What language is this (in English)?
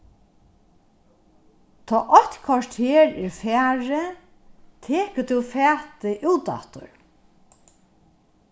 Faroese